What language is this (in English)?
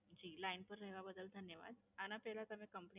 Gujarati